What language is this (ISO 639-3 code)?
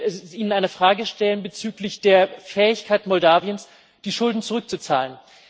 deu